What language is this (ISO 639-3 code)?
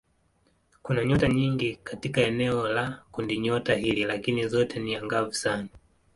swa